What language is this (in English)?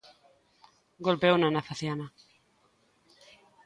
Galician